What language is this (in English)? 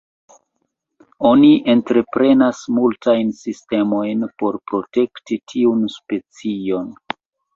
Esperanto